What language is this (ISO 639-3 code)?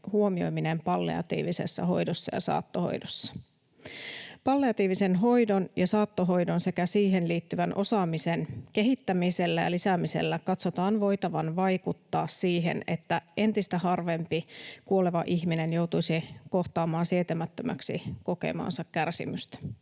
fin